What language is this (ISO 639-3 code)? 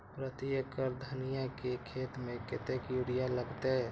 mai